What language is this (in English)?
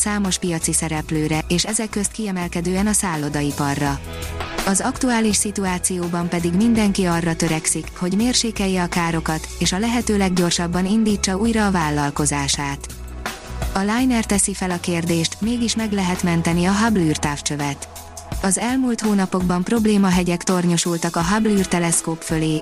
Hungarian